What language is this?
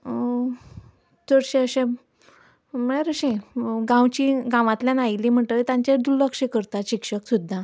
Konkani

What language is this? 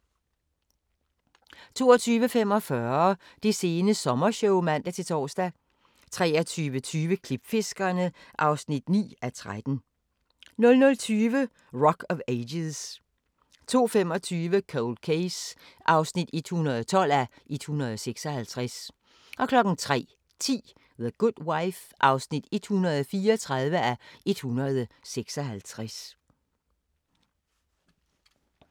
Danish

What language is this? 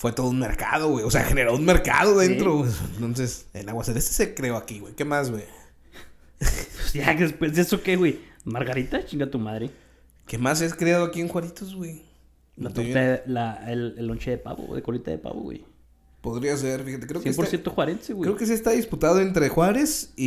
Spanish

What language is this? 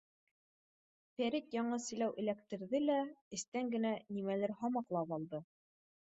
Bashkir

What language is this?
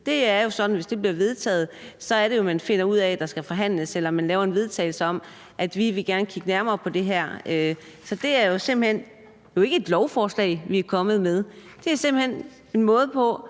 Danish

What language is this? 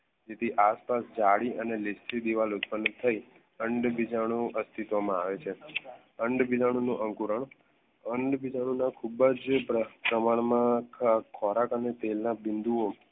Gujarati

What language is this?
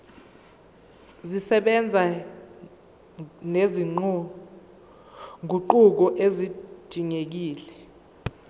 Zulu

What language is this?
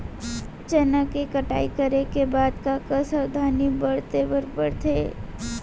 Chhattisgarhi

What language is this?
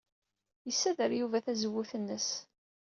Kabyle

